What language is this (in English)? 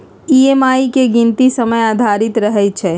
Magahi